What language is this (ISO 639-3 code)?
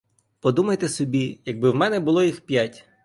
ukr